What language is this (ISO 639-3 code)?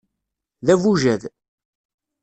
kab